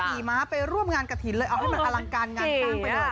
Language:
Thai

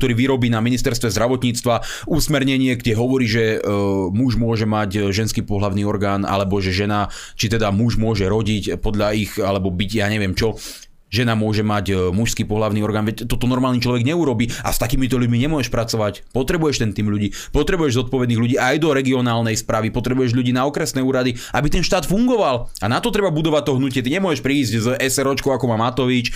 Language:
Slovak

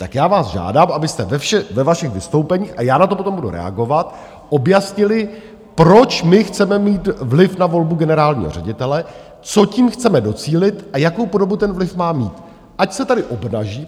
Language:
Czech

